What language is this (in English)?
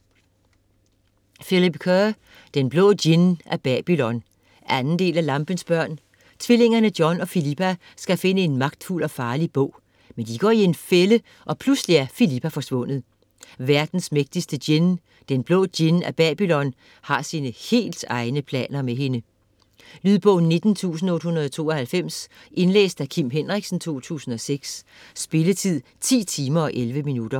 Danish